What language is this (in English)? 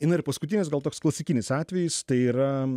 Lithuanian